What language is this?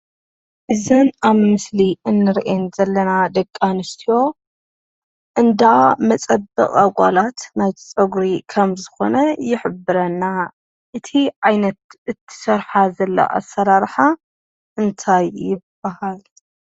Tigrinya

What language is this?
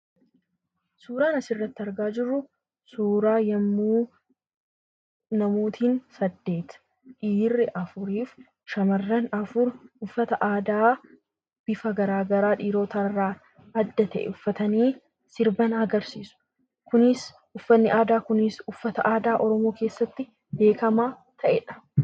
Oromo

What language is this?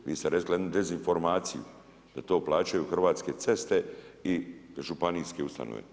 Croatian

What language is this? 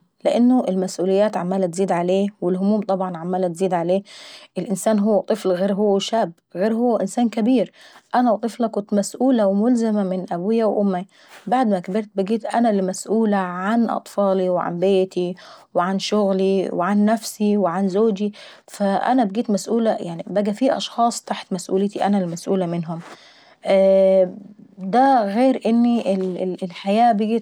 Saidi Arabic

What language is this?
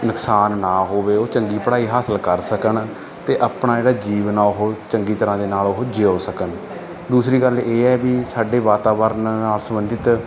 Punjabi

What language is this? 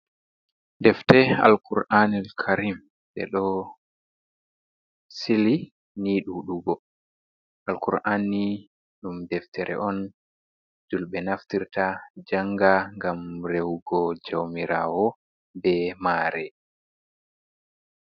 Fula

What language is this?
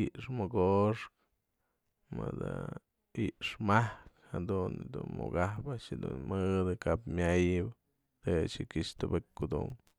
Mazatlán Mixe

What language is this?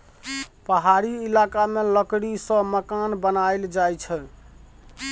Maithili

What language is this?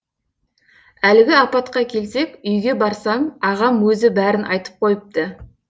Kazakh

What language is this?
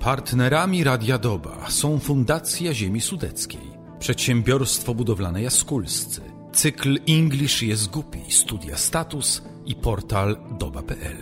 Polish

